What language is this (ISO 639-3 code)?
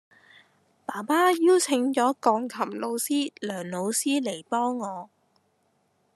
yue